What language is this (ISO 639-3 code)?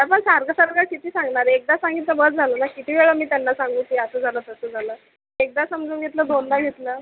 mar